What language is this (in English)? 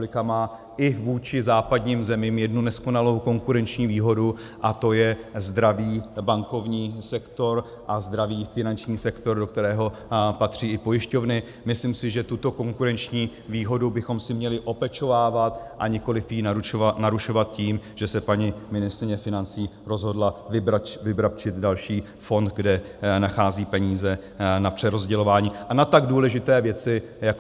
Czech